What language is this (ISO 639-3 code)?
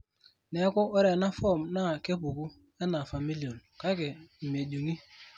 mas